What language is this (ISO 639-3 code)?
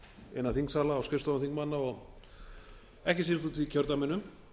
isl